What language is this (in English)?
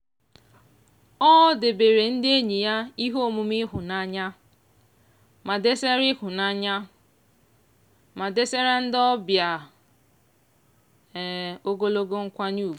Igbo